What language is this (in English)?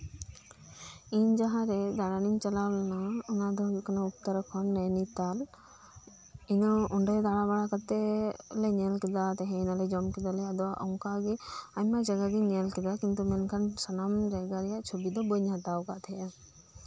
Santali